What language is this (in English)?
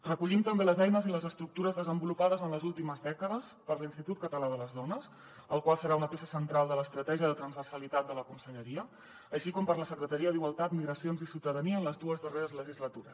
Catalan